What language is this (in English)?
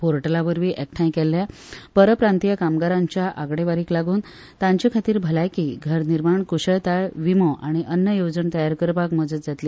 Konkani